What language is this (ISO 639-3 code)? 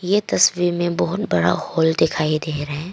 hin